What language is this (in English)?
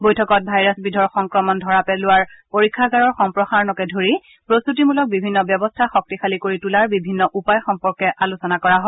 Assamese